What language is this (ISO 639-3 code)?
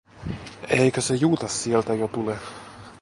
fin